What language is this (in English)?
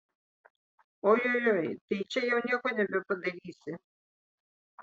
Lithuanian